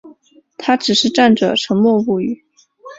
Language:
Chinese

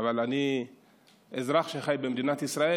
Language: Hebrew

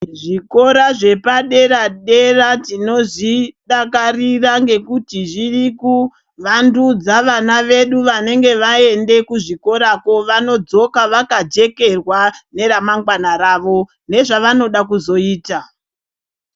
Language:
Ndau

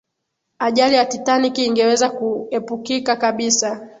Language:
Swahili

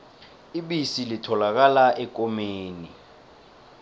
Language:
South Ndebele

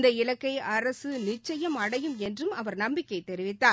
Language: Tamil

